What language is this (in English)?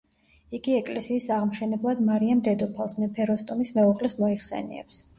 Georgian